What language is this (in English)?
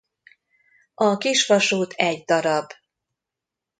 Hungarian